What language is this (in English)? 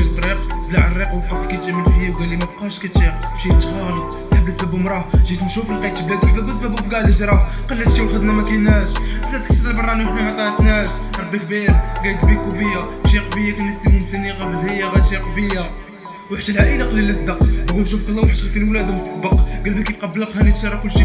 Arabic